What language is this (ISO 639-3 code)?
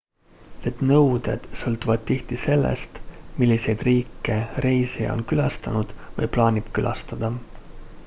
est